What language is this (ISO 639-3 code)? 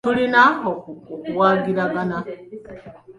lug